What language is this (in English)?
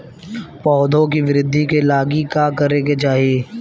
Bhojpuri